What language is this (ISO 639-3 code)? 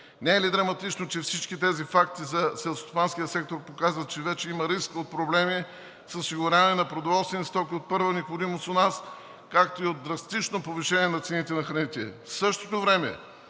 bul